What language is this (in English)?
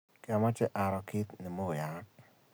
Kalenjin